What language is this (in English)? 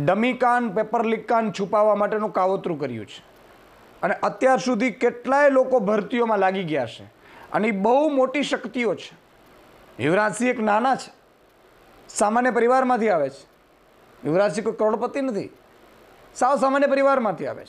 Hindi